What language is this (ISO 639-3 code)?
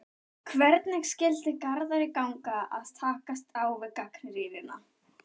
isl